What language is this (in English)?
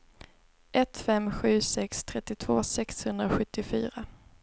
Swedish